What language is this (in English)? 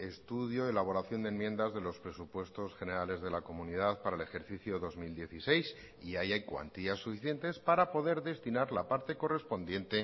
Spanish